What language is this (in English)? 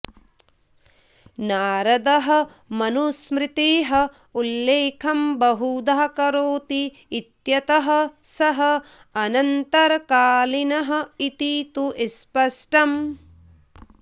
Sanskrit